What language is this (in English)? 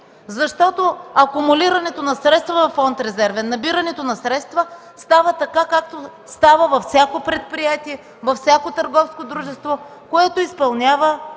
Bulgarian